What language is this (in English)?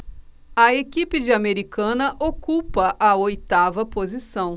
Portuguese